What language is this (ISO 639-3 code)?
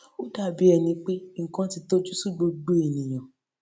yor